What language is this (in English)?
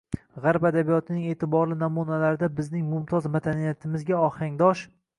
Uzbek